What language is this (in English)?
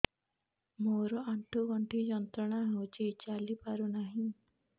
Odia